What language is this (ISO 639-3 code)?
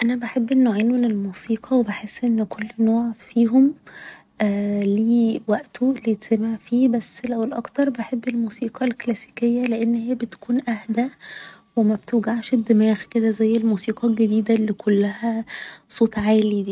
arz